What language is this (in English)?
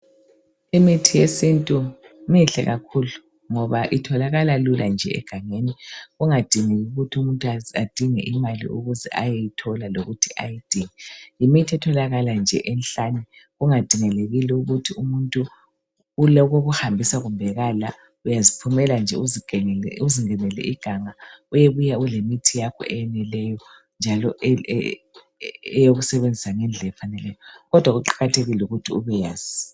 North Ndebele